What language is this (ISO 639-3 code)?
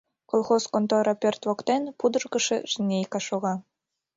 chm